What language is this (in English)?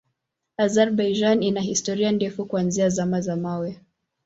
Swahili